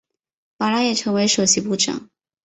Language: Chinese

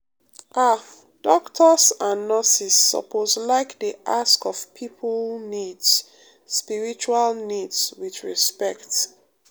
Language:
Nigerian Pidgin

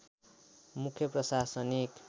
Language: Nepali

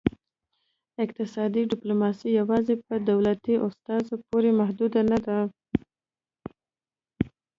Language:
Pashto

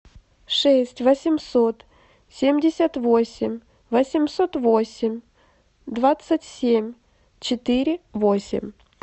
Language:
Russian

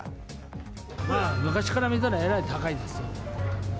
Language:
Japanese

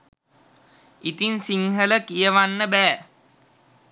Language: Sinhala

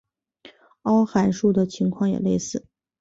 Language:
Chinese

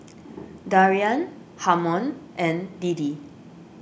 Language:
English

